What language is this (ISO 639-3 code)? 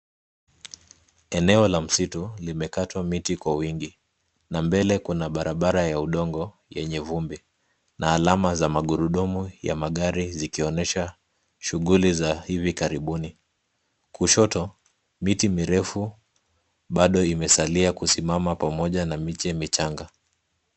swa